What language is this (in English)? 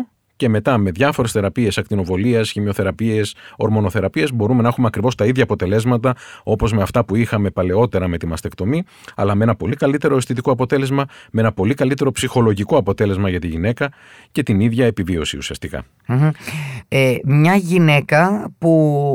Greek